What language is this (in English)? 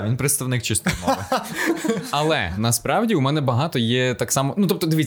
Ukrainian